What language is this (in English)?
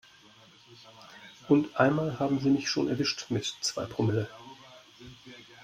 German